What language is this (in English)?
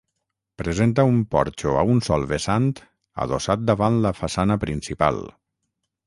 Catalan